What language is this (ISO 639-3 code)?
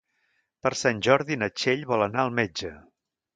cat